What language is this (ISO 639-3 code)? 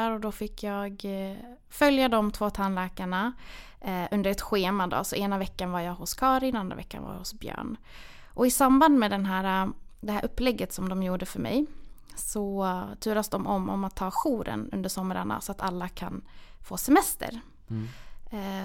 swe